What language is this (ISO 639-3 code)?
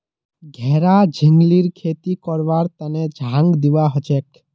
mag